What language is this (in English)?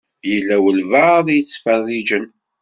Kabyle